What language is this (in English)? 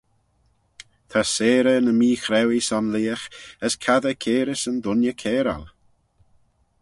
Manx